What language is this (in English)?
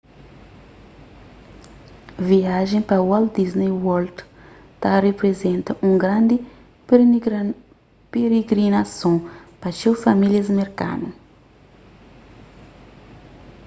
Kabuverdianu